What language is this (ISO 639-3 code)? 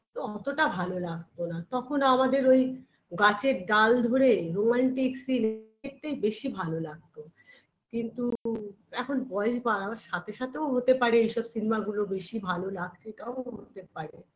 ben